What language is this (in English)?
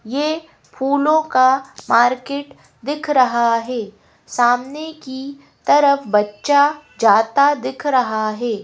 Hindi